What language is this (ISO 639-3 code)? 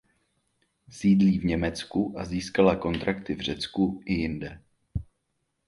ces